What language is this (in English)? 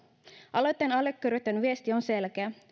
Finnish